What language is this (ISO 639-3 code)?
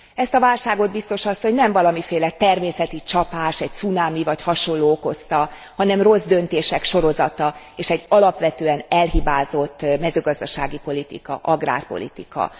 hun